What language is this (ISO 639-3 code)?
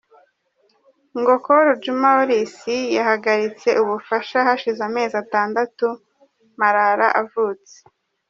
kin